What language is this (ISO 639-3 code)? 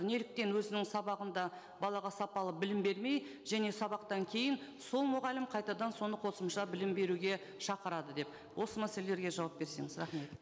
kaz